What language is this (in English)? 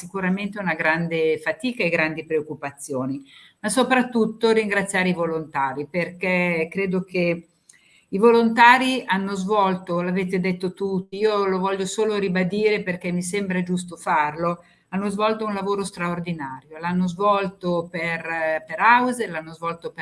Italian